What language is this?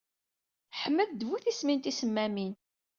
Kabyle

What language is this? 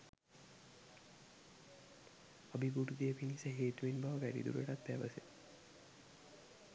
Sinhala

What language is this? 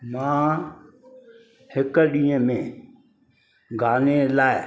Sindhi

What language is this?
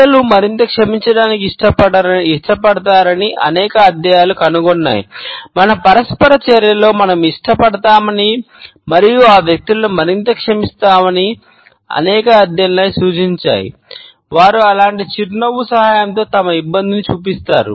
Telugu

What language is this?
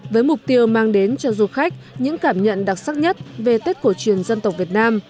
Vietnamese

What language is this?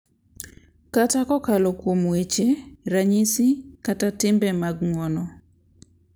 Luo (Kenya and Tanzania)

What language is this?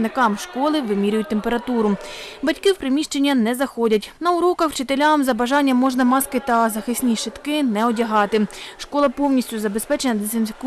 Ukrainian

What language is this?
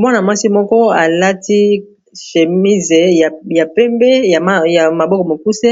Lingala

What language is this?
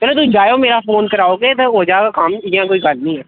Dogri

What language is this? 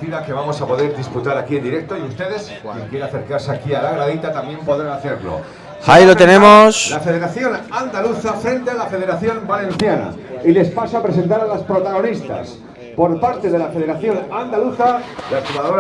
Spanish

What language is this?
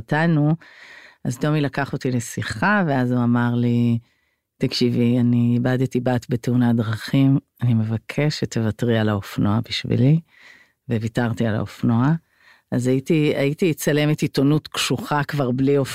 Hebrew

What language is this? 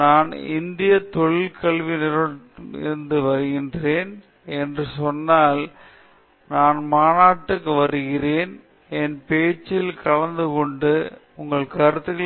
Tamil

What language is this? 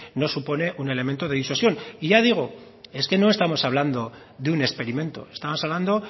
Spanish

